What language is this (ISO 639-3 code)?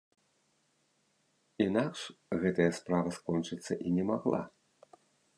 bel